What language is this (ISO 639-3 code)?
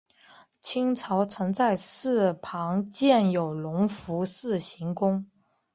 zho